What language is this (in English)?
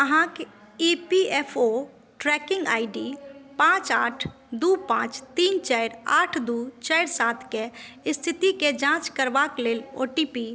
Maithili